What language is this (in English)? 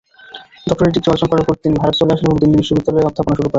Bangla